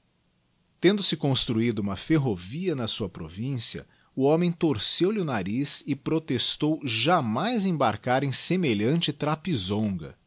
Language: Portuguese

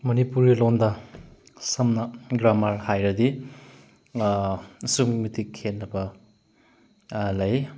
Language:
Manipuri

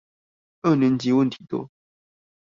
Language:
Chinese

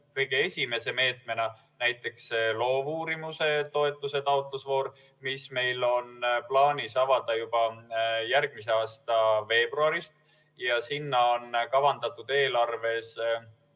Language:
Estonian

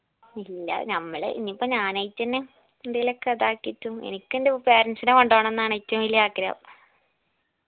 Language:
Malayalam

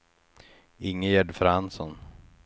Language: Swedish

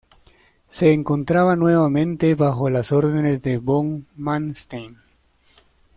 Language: Spanish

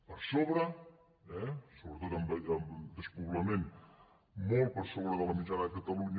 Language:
Catalan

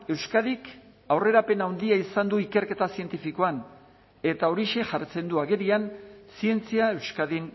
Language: Basque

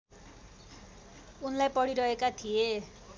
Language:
Nepali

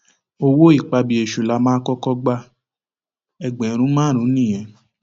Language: Yoruba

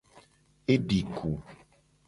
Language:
Gen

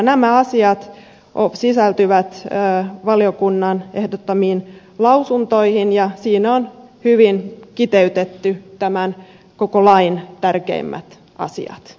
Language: Finnish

